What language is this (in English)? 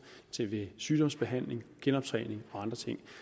Danish